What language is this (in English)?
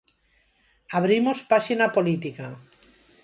Galician